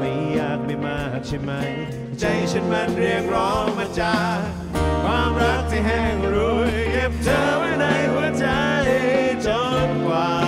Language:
Thai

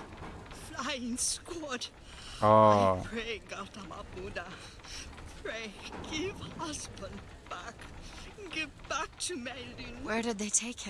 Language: Turkish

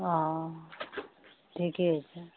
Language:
Maithili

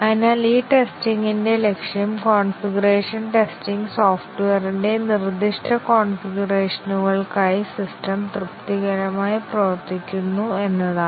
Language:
Malayalam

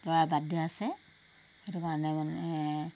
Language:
Assamese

